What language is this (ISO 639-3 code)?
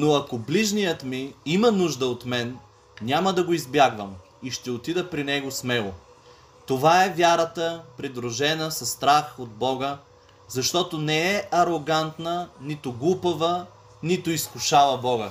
bul